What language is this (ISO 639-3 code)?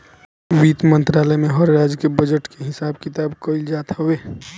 bho